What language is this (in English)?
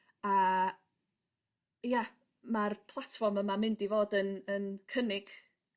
Welsh